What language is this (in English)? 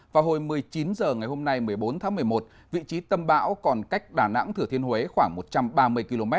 Vietnamese